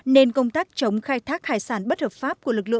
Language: Vietnamese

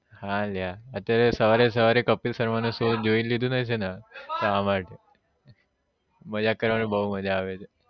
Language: Gujarati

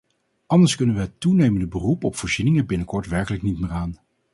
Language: Dutch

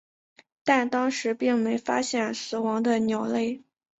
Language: Chinese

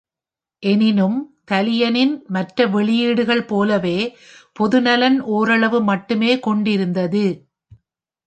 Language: Tamil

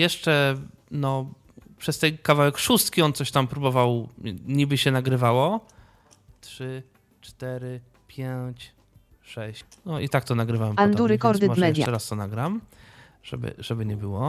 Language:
Polish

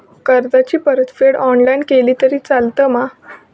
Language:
Marathi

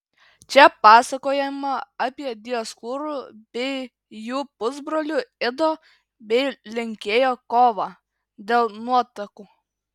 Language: Lithuanian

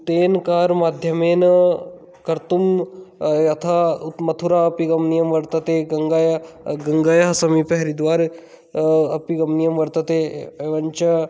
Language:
Sanskrit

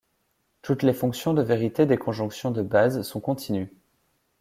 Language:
French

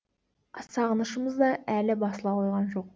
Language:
Kazakh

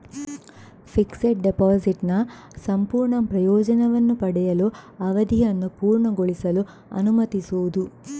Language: Kannada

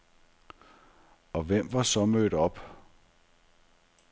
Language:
Danish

